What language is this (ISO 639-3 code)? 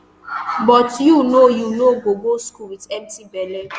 pcm